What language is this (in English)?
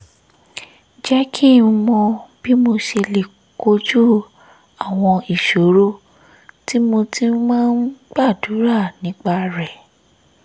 Yoruba